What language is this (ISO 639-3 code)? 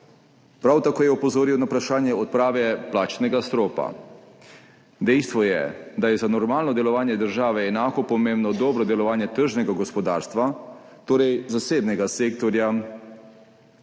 slv